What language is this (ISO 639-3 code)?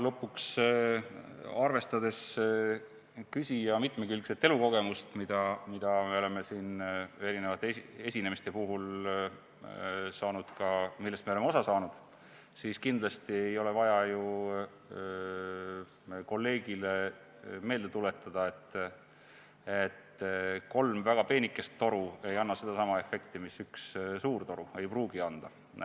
est